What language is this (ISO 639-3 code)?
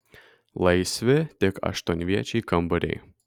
lit